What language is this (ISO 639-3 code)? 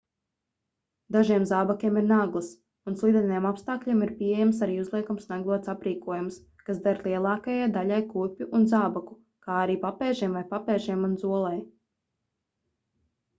lav